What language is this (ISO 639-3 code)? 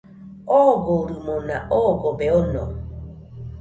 hux